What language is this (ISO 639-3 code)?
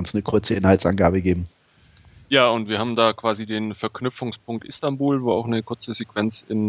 deu